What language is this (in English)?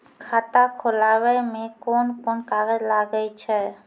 Maithili